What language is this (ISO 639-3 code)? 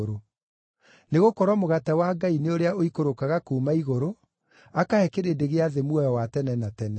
kik